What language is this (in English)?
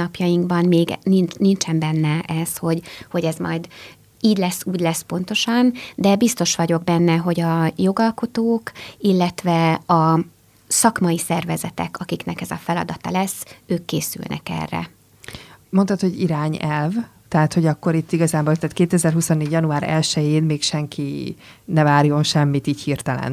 Hungarian